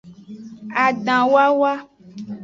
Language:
Aja (Benin)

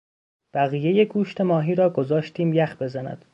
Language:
Persian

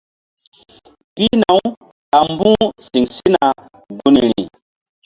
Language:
Mbum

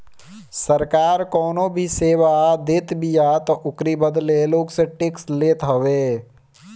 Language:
Bhojpuri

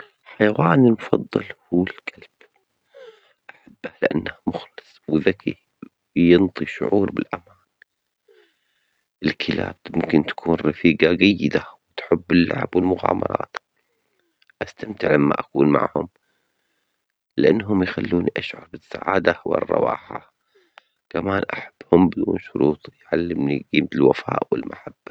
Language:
Omani Arabic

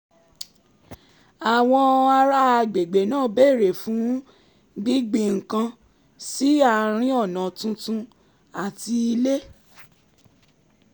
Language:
Yoruba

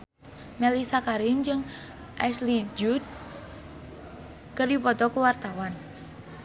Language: Sundanese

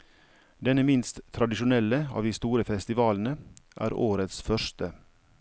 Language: Norwegian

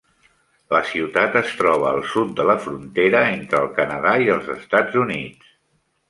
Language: Catalan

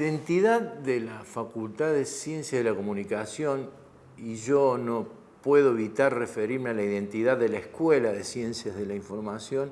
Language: Spanish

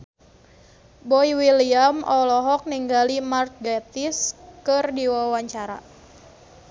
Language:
Sundanese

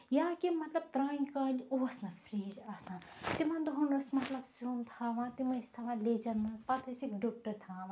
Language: Kashmiri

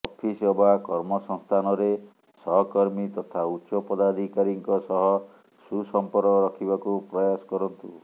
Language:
Odia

